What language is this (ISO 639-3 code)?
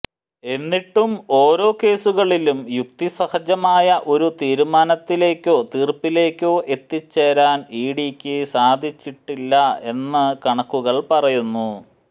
mal